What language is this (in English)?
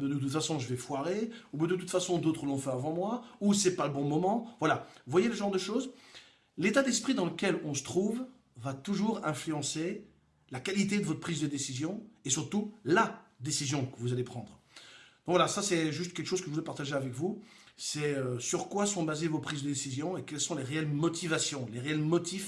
French